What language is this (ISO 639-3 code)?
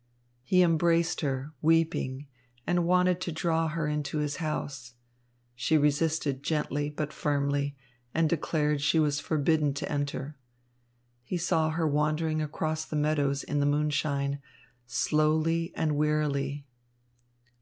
eng